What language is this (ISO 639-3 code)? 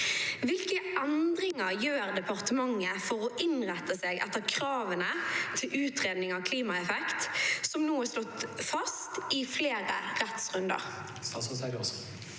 nor